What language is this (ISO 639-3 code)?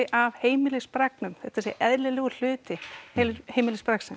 isl